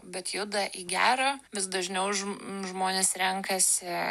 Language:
Lithuanian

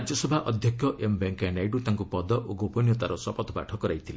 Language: Odia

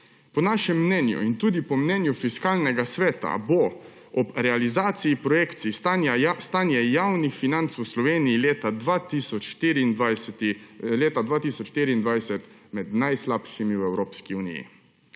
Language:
Slovenian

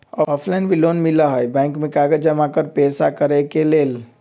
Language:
Magahi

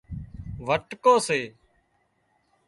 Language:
Wadiyara Koli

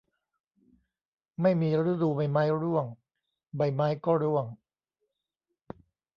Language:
Thai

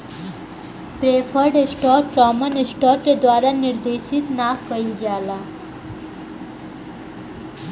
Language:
Bhojpuri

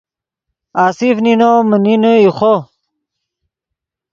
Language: Yidgha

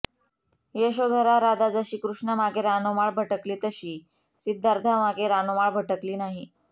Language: Marathi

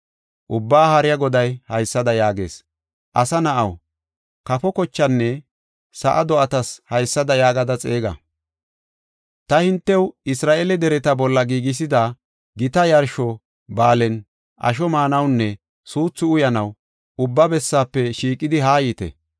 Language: Gofa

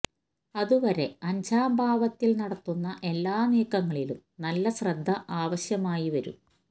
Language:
Malayalam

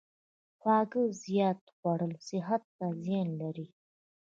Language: Pashto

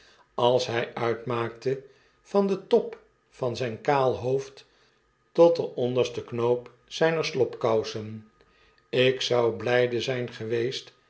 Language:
Dutch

